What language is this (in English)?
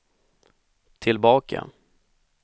Swedish